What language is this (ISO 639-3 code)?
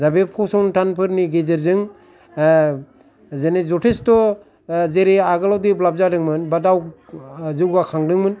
brx